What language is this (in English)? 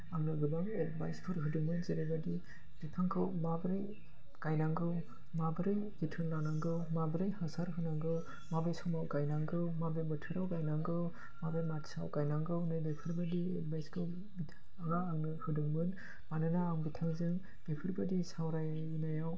Bodo